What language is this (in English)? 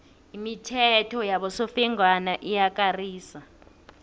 South Ndebele